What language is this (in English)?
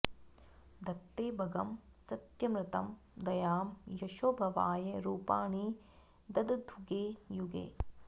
Sanskrit